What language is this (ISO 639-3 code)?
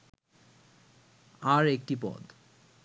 ben